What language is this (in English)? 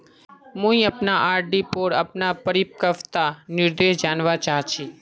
Magahi